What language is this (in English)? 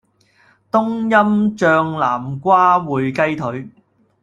Cantonese